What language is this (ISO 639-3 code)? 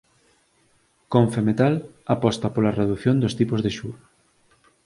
glg